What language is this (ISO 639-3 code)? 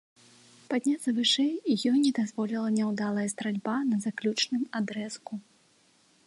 bel